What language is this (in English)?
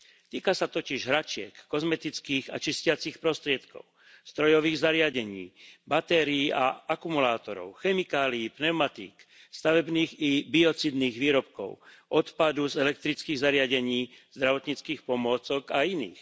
Slovak